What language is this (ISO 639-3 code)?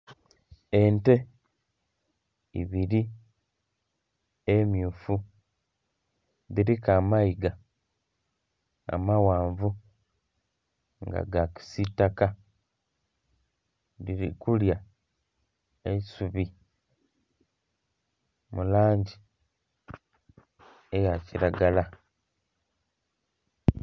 xog